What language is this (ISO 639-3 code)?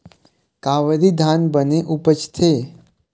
hne